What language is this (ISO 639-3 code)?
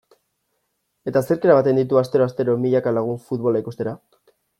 eus